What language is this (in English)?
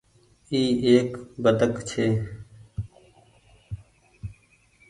Goaria